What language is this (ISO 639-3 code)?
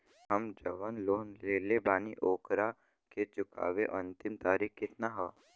bho